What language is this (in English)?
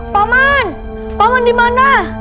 Indonesian